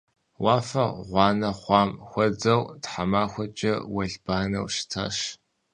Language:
Kabardian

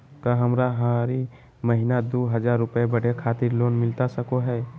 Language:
Magahi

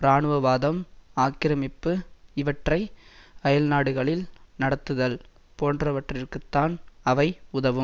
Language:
Tamil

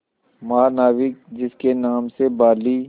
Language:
Hindi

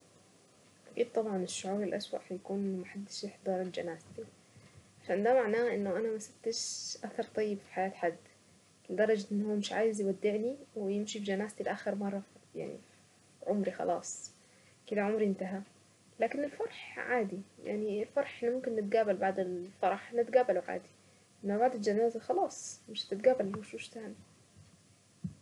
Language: Saidi Arabic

